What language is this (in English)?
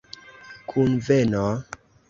Esperanto